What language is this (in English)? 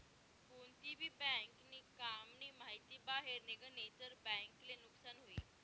Marathi